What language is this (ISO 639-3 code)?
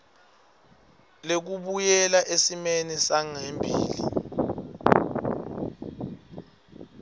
ssw